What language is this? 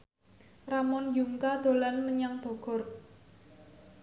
Javanese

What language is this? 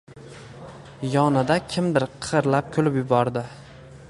Uzbek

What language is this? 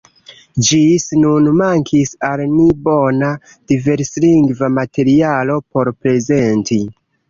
Esperanto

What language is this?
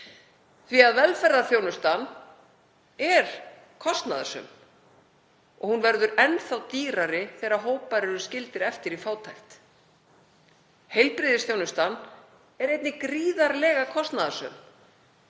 Icelandic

